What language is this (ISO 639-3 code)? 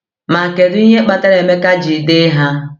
ibo